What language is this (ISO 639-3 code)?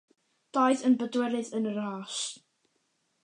cym